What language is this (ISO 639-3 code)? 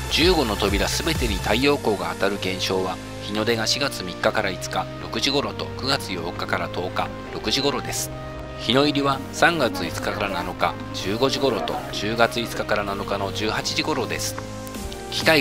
jpn